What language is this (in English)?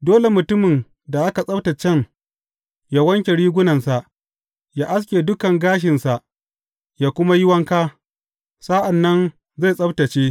Hausa